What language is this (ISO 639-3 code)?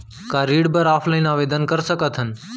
hne